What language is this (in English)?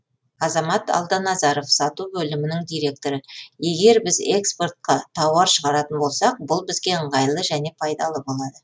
Kazakh